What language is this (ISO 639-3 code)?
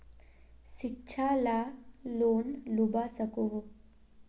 mag